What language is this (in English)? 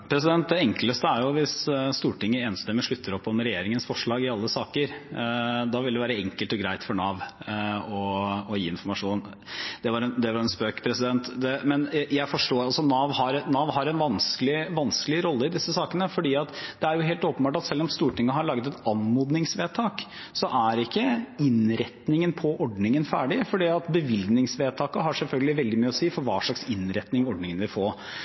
Norwegian Bokmål